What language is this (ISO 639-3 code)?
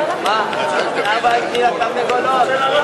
heb